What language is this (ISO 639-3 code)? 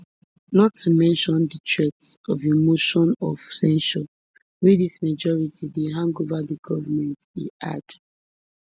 pcm